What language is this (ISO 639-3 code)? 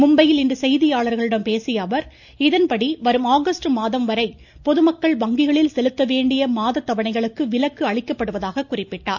tam